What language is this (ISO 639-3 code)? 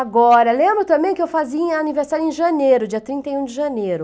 por